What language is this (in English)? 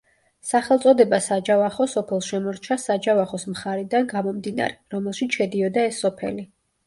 Georgian